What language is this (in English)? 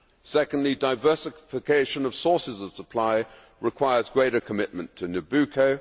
English